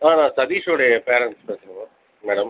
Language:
Tamil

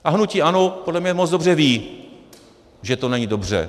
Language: Czech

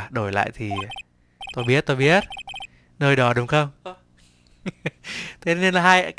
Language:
Vietnamese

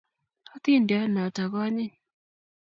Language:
Kalenjin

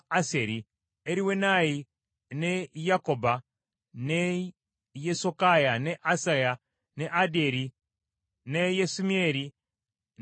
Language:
Ganda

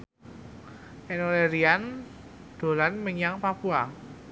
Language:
Javanese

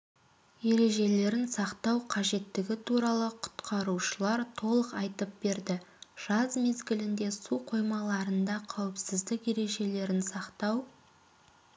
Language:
Kazakh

